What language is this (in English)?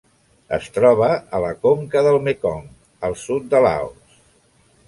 Catalan